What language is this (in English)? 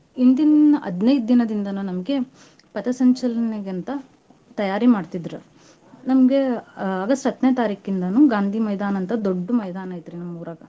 Kannada